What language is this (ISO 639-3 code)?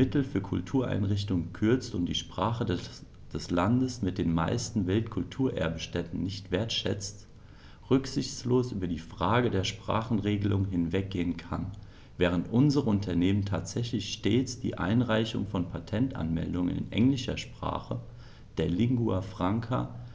deu